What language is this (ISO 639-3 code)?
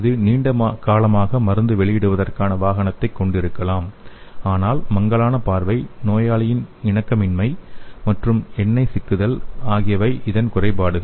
tam